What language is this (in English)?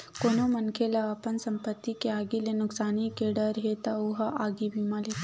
Chhattisgarhi